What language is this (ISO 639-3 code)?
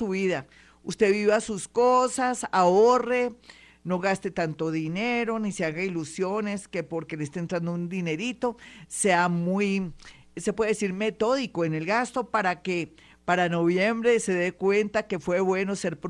spa